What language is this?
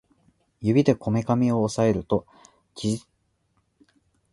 Japanese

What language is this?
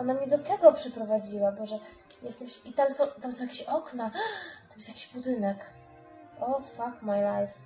Polish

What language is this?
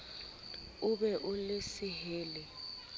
Southern Sotho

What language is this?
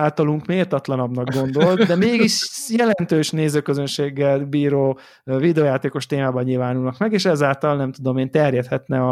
Hungarian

